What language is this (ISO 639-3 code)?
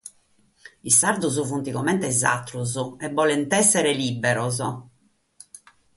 srd